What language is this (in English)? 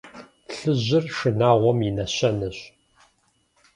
Kabardian